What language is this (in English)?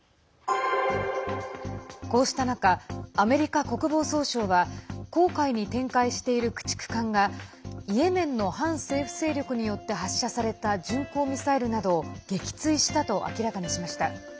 Japanese